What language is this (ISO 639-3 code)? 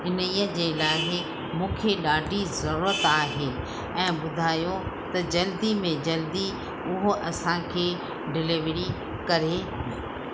snd